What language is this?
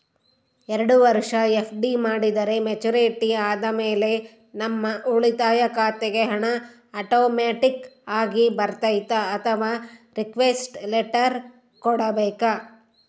Kannada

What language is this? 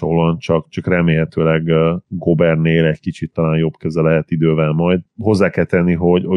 Hungarian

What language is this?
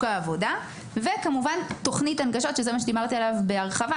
Hebrew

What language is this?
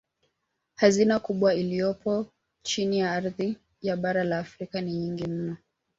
Swahili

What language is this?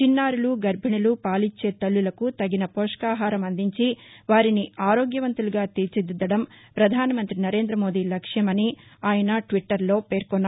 Telugu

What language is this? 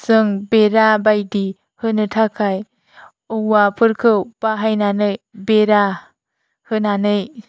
Bodo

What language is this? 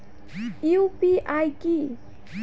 Bangla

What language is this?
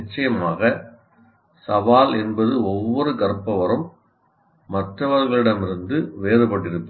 Tamil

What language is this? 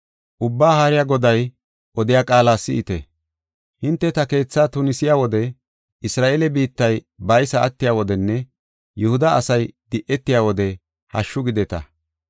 Gofa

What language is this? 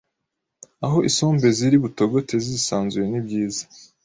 Kinyarwanda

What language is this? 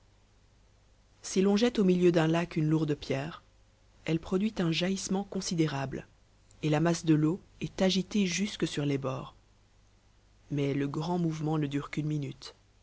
French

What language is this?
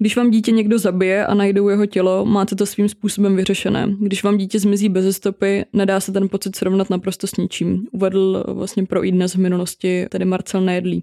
Czech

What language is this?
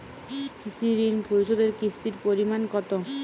Bangla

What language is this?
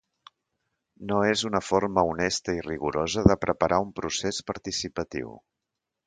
Catalan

